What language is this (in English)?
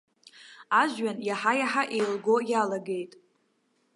Abkhazian